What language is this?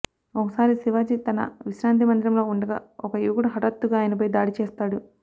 Telugu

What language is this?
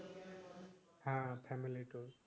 Bangla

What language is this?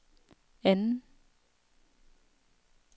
Danish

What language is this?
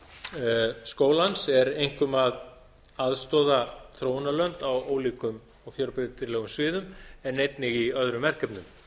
Icelandic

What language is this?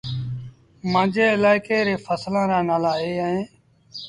Sindhi Bhil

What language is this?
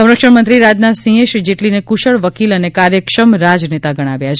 Gujarati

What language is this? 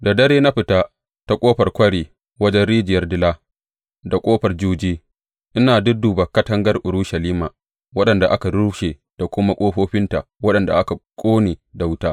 Hausa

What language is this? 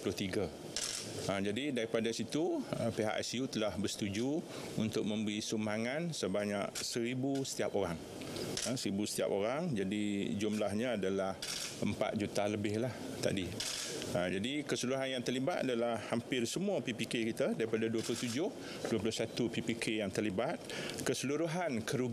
Malay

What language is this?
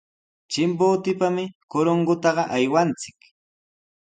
Sihuas Ancash Quechua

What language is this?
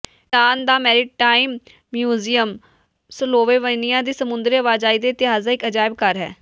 Punjabi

